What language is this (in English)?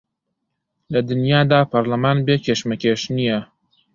Central Kurdish